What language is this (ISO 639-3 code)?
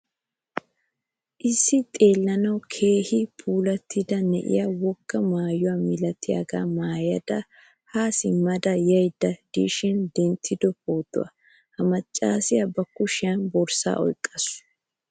wal